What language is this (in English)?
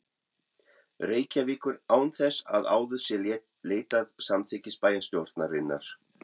Icelandic